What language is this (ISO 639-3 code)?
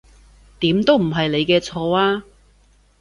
yue